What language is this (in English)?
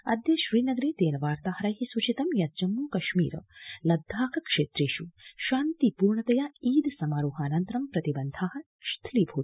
Sanskrit